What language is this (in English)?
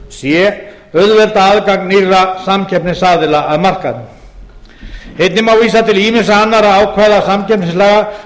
Icelandic